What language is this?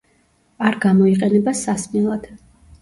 Georgian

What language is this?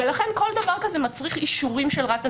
Hebrew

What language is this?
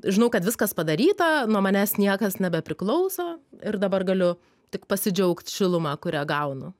Lithuanian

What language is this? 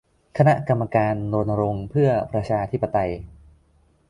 Thai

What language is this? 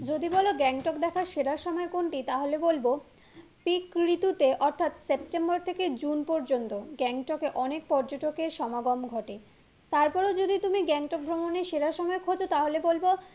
Bangla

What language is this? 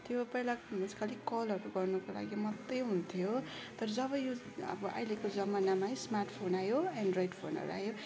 Nepali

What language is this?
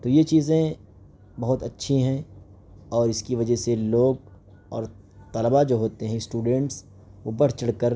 Urdu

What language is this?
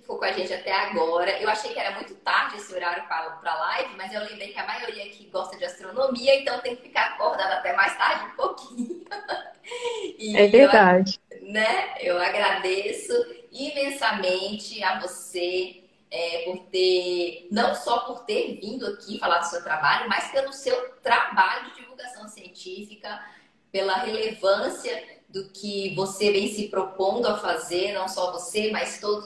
Portuguese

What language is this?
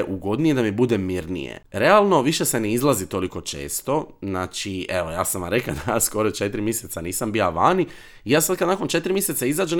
Croatian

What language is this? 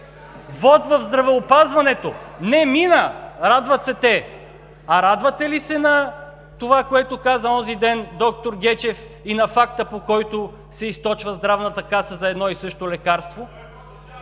Bulgarian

